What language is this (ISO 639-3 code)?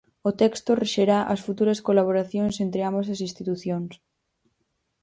glg